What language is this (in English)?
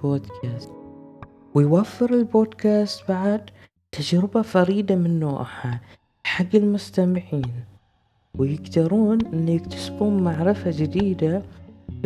Arabic